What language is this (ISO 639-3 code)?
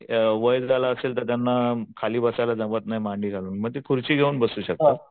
mar